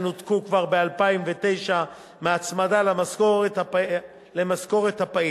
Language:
Hebrew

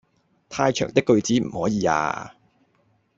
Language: Cantonese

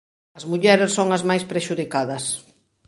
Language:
Galician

